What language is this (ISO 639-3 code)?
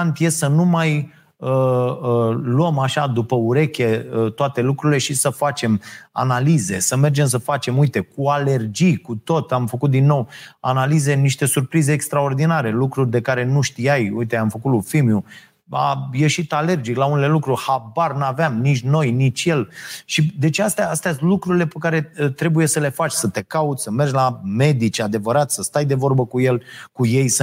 ron